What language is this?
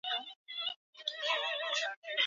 Swahili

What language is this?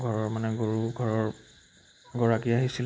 Assamese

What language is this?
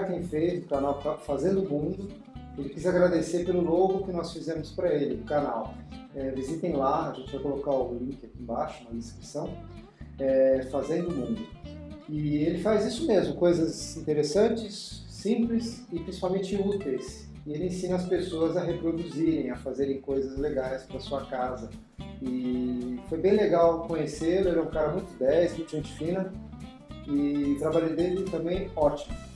Portuguese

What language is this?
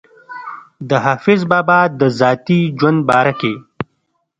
Pashto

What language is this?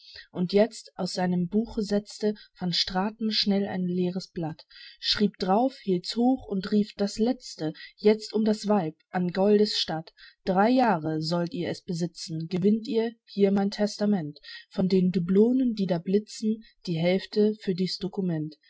German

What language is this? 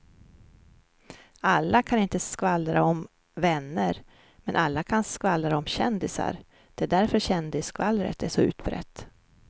Swedish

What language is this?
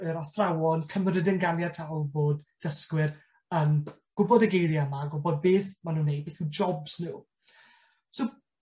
Welsh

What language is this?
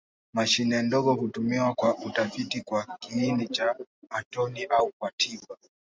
Swahili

